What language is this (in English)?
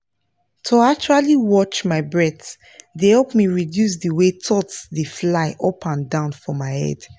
Nigerian Pidgin